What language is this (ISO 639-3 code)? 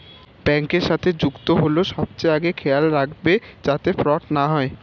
ben